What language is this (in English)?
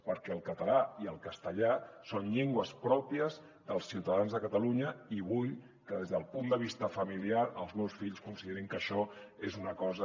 Catalan